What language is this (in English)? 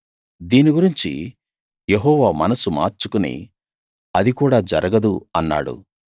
Telugu